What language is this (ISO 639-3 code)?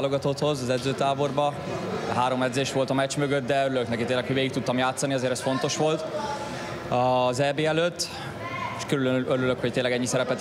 hun